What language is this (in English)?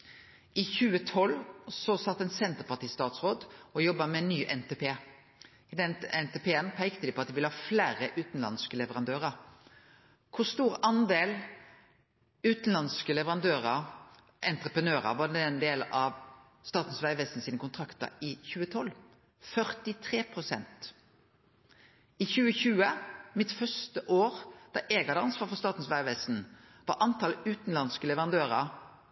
Norwegian Nynorsk